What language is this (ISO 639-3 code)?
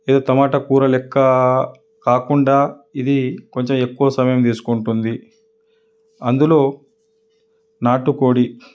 tel